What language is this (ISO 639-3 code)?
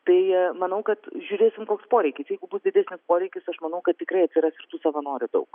lit